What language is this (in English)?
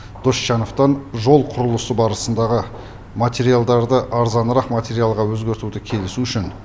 Kazakh